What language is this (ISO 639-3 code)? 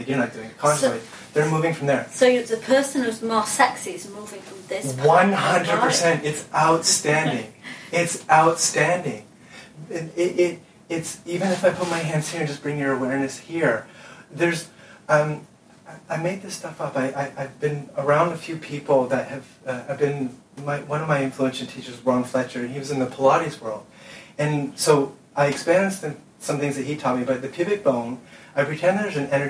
eng